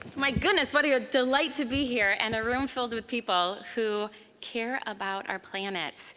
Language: English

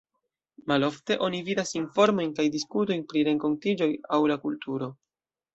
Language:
Esperanto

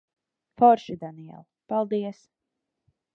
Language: Latvian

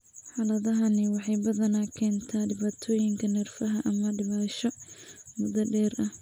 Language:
Somali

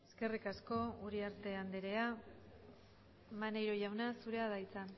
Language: Basque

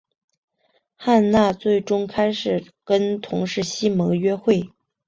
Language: Chinese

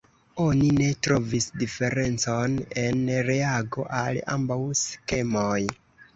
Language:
Esperanto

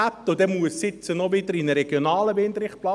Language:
Swiss German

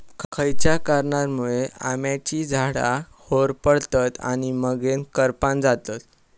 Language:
Marathi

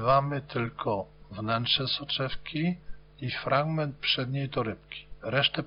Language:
Polish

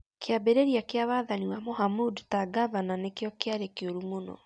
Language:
Kikuyu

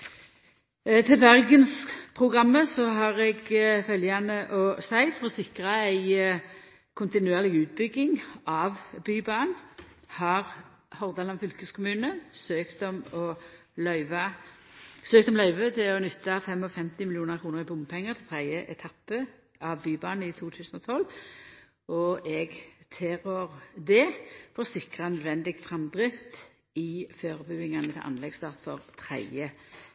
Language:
Norwegian Nynorsk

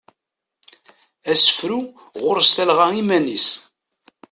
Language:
Kabyle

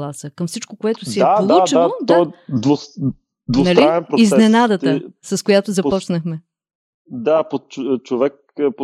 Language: Bulgarian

